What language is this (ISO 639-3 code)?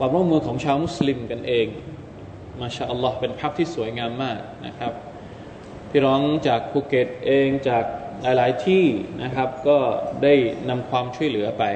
tha